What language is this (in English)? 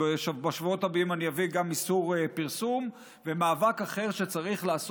Hebrew